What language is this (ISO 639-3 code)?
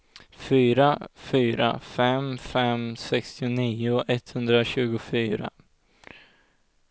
swe